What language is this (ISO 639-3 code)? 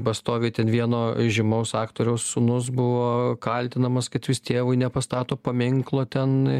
lit